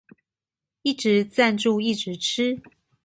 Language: Chinese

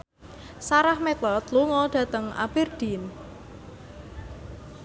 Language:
Javanese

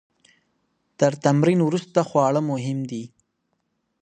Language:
Pashto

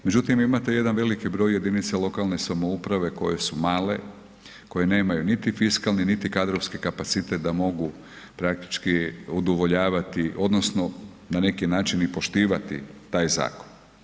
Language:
Croatian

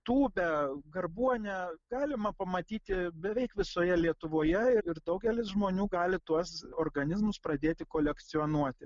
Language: Lithuanian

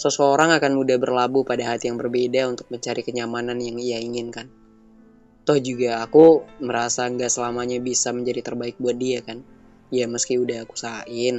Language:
Indonesian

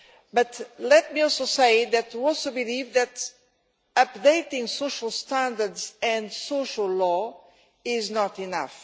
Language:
English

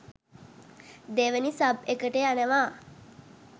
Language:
Sinhala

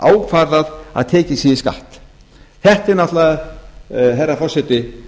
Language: Icelandic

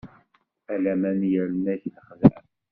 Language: Kabyle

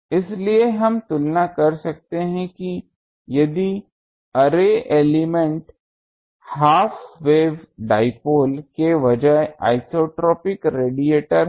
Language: Hindi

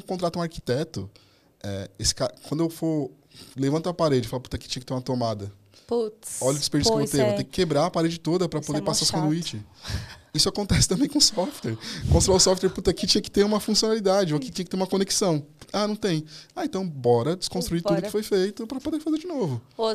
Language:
Portuguese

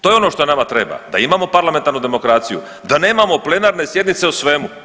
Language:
Croatian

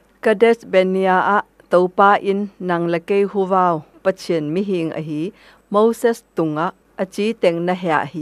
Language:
Thai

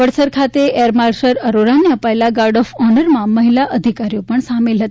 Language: Gujarati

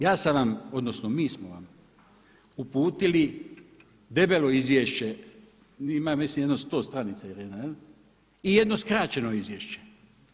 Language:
Croatian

